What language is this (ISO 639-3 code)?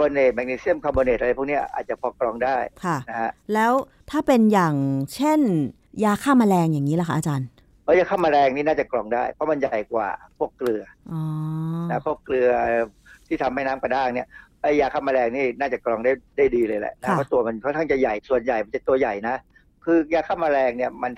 tha